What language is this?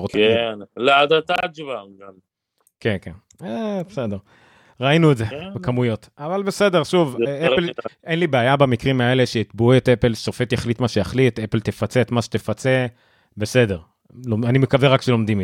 Hebrew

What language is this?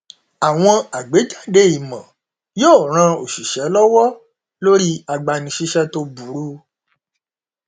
Yoruba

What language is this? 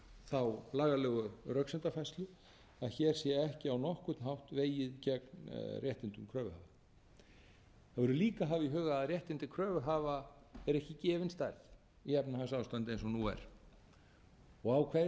Icelandic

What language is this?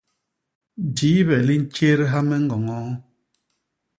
Basaa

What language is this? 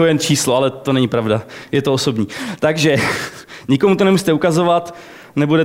Czech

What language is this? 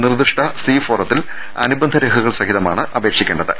Malayalam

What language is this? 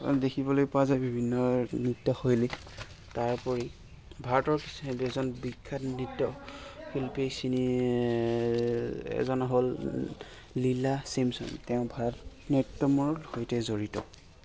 Assamese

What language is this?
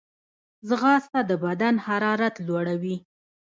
Pashto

